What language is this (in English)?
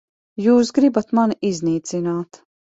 Latvian